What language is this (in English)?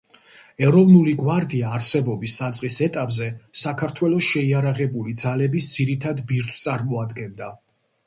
Georgian